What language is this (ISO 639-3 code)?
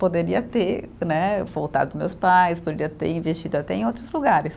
por